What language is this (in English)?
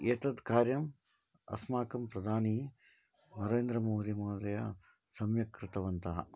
Sanskrit